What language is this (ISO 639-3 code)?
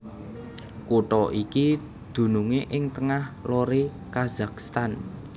jav